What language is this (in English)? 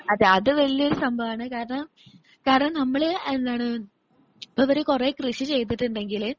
Malayalam